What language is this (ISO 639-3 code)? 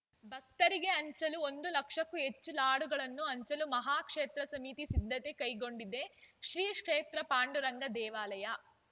kan